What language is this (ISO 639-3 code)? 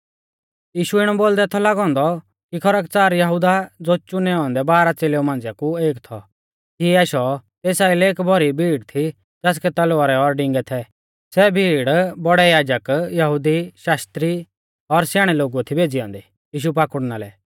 bfz